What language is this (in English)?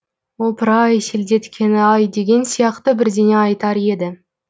Kazakh